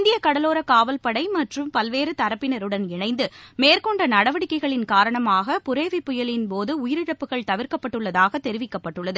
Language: Tamil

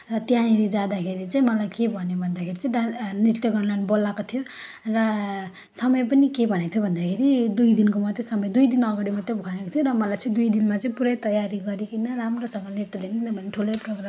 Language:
Nepali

